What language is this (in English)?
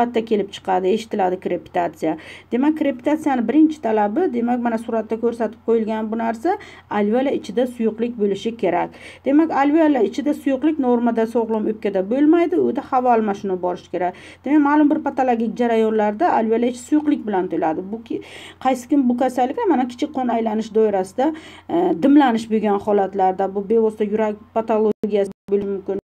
Turkish